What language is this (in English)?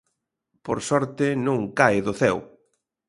Galician